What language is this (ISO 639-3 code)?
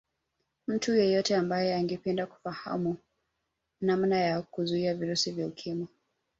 swa